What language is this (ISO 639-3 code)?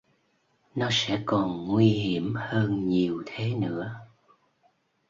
vie